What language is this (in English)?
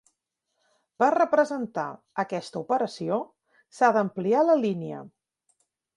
Catalan